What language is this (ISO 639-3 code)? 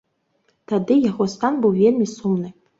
bel